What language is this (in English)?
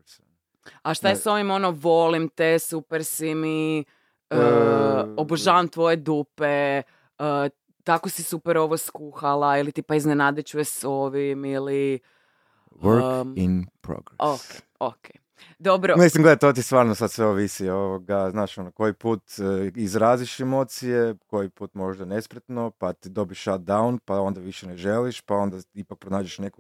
Croatian